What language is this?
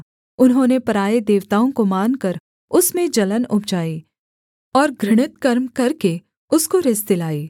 Hindi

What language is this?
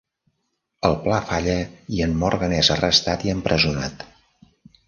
Catalan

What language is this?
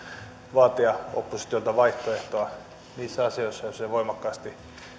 Finnish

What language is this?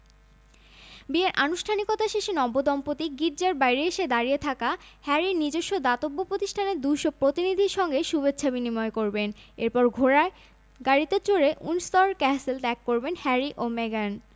Bangla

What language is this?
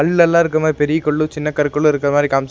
Tamil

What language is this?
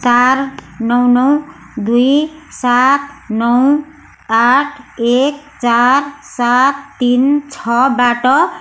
Nepali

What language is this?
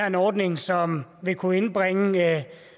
Danish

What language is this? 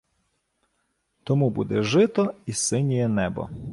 Ukrainian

